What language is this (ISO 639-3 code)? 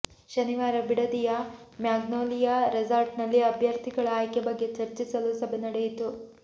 kan